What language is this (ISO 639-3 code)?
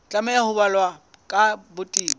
sot